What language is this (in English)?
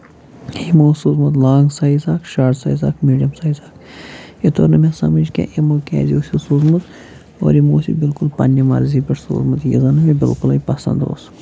Kashmiri